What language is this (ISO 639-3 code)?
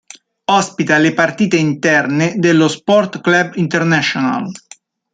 ita